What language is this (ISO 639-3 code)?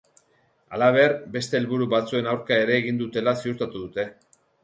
eus